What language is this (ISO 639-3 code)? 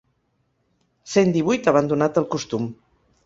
cat